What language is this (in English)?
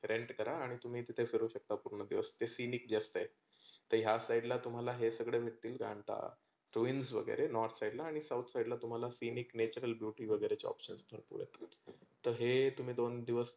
Marathi